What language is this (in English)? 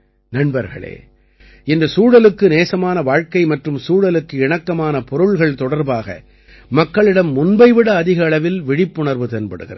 Tamil